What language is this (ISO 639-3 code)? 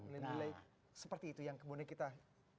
ind